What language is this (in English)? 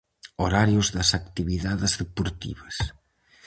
Galician